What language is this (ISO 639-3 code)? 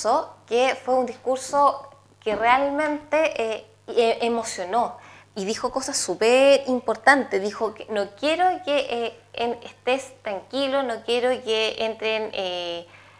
spa